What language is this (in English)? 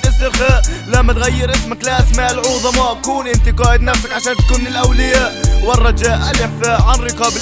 Arabic